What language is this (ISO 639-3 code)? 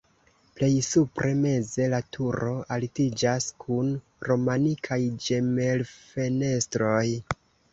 epo